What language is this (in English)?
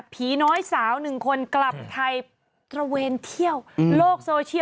Thai